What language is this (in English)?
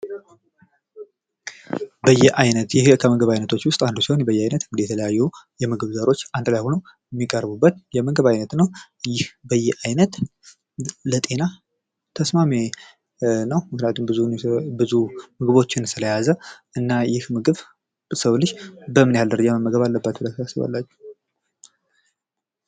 Amharic